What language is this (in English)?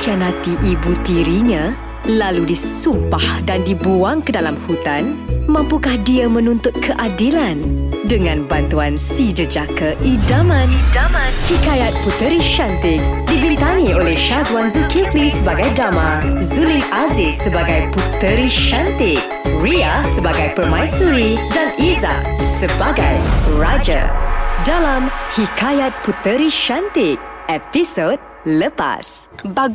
Malay